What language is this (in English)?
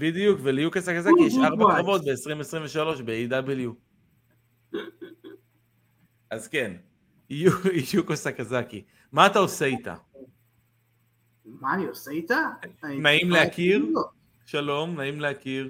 Hebrew